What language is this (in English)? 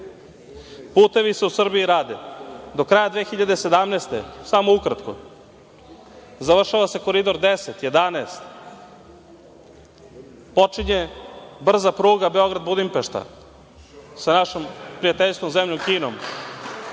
Serbian